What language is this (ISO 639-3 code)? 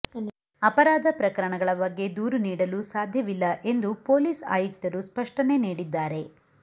kan